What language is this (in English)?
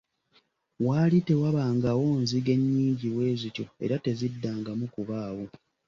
Ganda